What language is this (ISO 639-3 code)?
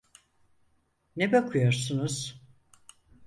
tur